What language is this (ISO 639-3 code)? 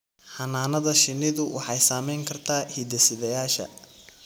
som